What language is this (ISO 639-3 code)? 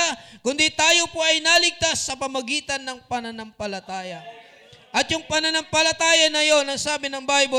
fil